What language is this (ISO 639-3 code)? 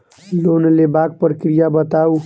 mai